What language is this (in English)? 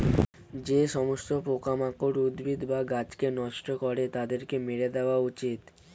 Bangla